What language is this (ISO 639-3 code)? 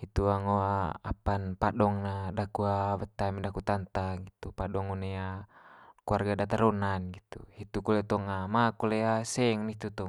mqy